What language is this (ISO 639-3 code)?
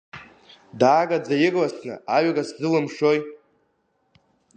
abk